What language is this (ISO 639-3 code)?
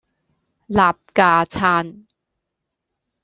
yue